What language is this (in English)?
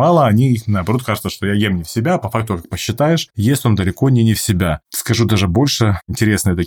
Russian